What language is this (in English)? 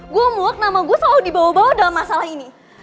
Indonesian